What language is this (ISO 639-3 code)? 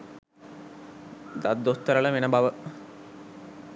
sin